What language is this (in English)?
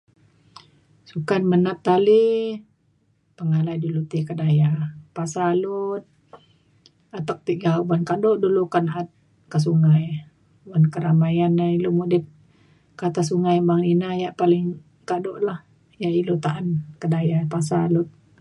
Mainstream Kenyah